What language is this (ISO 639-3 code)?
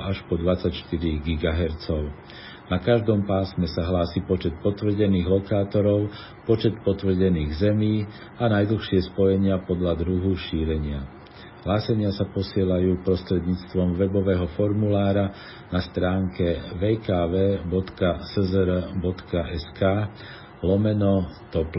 slk